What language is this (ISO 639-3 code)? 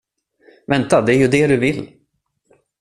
swe